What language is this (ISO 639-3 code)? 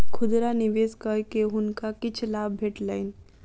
mai